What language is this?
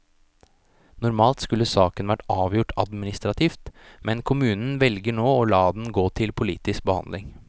Norwegian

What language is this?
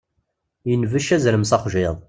Kabyle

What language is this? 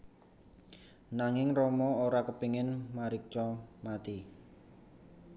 Javanese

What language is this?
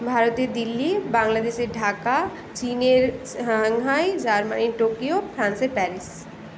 Bangla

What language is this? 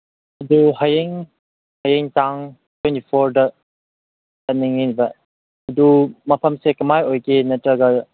Manipuri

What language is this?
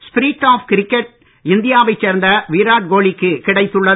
Tamil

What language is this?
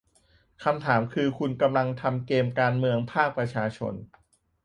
Thai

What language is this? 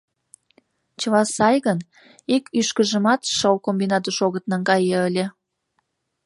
Mari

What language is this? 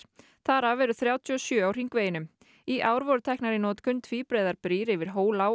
Icelandic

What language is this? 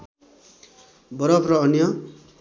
Nepali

